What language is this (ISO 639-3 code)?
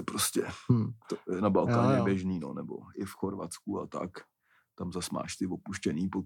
ces